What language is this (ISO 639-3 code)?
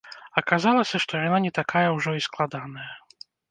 bel